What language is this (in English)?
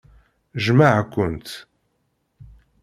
Kabyle